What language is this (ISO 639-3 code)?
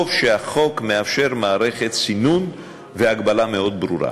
heb